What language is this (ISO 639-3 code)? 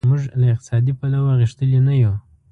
pus